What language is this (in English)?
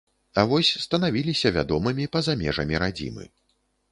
Belarusian